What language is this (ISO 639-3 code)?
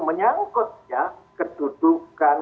ind